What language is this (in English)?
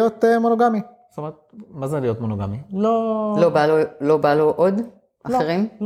Hebrew